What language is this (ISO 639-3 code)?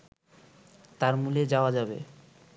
ben